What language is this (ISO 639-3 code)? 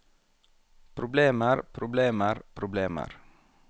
nor